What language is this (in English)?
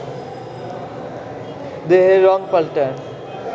Bangla